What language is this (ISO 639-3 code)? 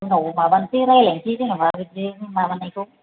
brx